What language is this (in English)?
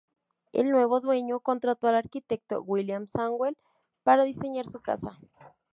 Spanish